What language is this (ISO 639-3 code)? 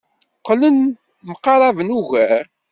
kab